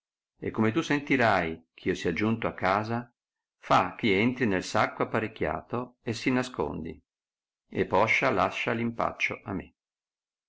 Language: Italian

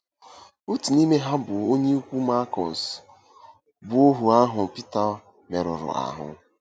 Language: Igbo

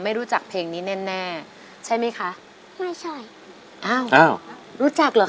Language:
Thai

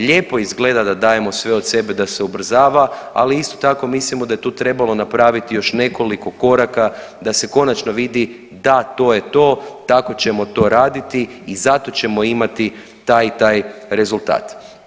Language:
Croatian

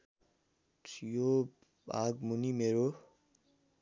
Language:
Nepali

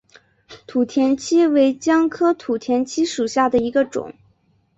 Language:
Chinese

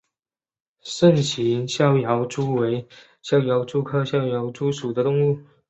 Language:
Chinese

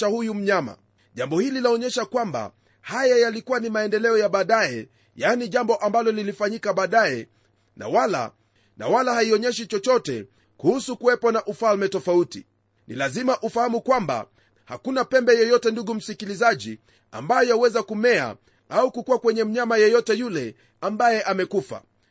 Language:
Swahili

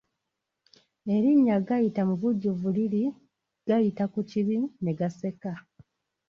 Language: Ganda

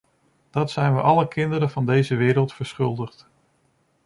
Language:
Dutch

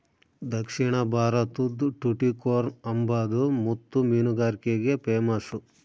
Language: Kannada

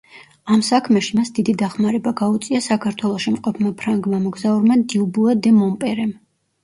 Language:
Georgian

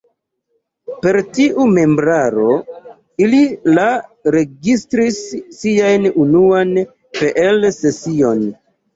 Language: Esperanto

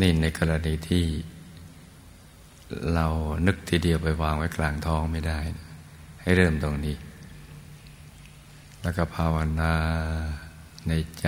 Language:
Thai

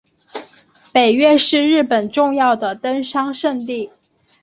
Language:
Chinese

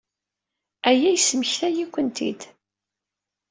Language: Kabyle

